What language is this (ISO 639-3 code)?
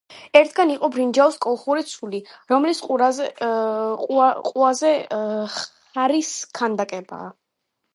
kat